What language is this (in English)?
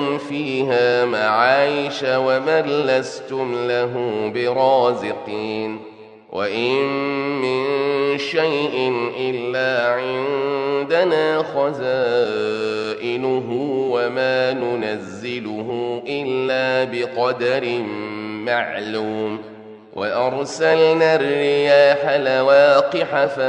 Arabic